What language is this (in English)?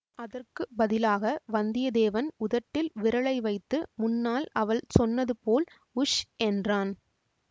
Tamil